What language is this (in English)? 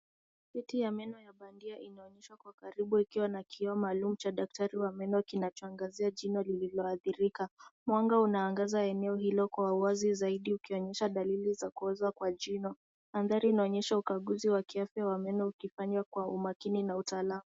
Swahili